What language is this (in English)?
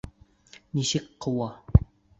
Bashkir